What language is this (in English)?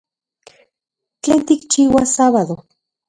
Central Puebla Nahuatl